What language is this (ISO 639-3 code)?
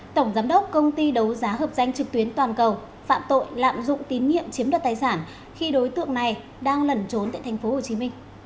vie